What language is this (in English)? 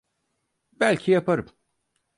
Turkish